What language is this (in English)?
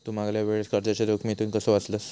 Marathi